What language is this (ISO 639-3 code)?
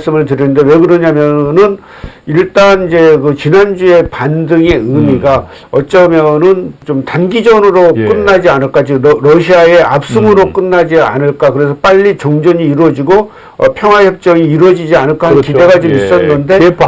kor